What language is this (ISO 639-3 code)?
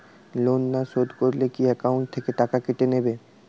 ben